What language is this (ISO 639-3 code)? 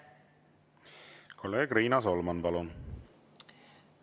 est